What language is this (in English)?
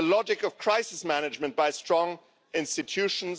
English